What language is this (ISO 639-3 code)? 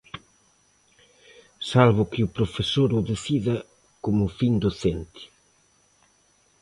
glg